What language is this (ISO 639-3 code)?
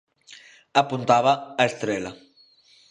glg